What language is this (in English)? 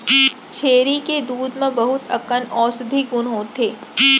Chhattisgarhi